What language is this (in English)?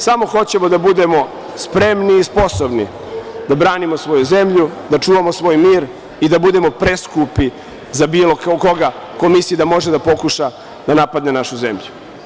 Serbian